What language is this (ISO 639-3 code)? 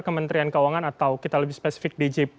ind